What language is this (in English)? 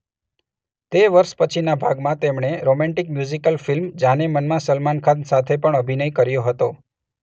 Gujarati